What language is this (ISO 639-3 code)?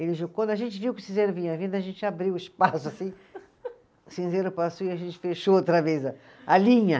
por